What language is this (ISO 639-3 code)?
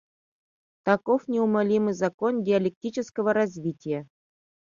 chm